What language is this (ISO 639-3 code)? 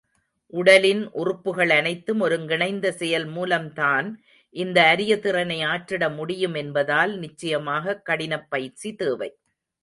tam